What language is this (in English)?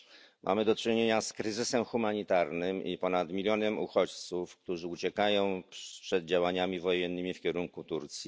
Polish